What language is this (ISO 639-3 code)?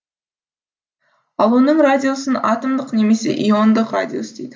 kaz